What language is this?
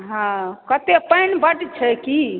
Maithili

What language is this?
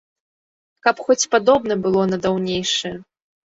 Belarusian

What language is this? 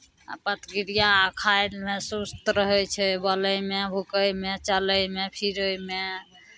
Maithili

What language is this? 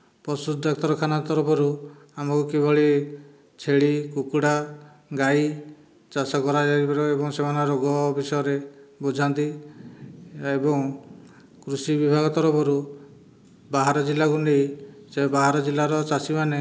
Odia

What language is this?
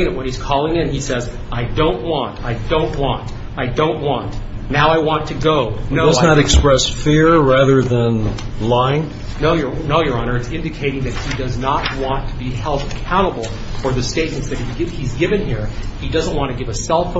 English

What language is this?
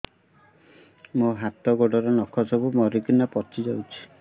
Odia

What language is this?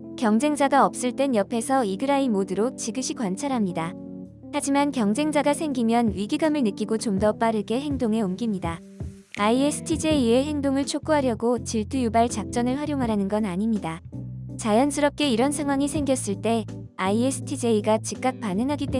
Korean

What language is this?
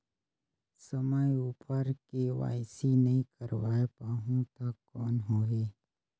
Chhattisgarhi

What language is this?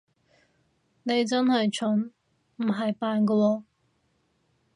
Cantonese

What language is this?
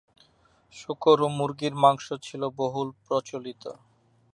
Bangla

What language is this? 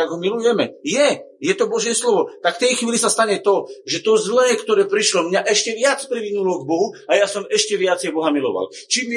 Slovak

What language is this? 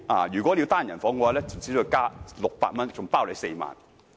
Cantonese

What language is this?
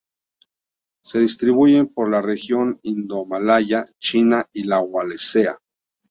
Spanish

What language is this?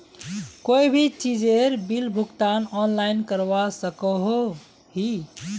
Magahi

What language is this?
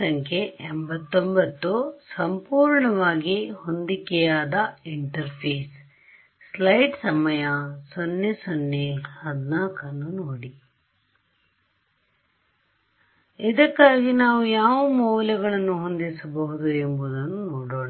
Kannada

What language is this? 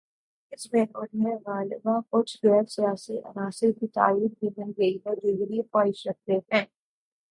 Urdu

